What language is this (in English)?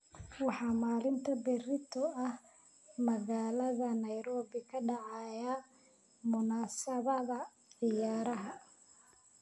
Somali